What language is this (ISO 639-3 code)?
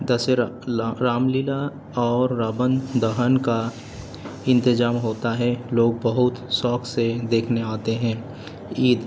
urd